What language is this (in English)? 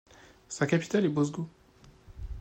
French